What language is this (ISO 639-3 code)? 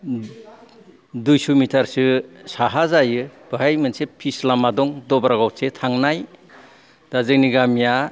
brx